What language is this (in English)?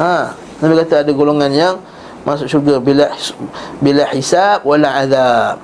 Malay